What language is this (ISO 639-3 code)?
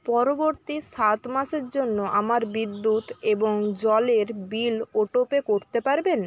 ben